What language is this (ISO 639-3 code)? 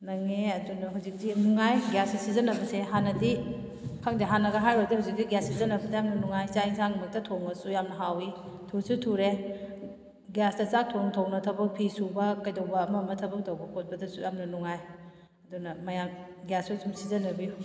mni